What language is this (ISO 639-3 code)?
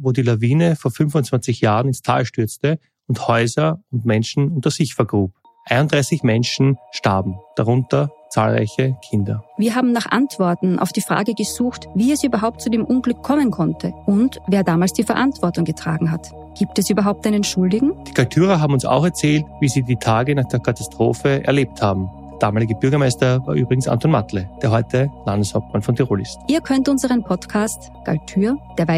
deu